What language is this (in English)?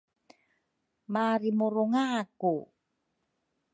Rukai